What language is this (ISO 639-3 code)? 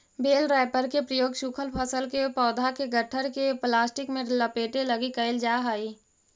mag